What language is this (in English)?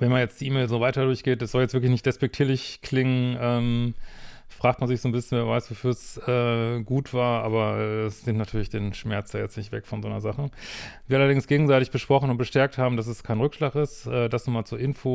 German